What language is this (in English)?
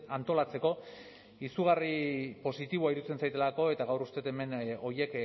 Basque